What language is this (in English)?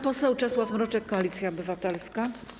Polish